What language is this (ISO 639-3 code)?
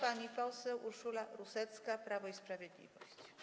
pol